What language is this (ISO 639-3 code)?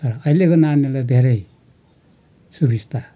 nep